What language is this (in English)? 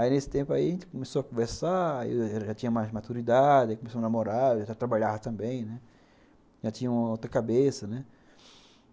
Portuguese